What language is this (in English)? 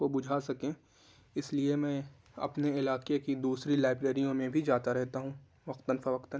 Urdu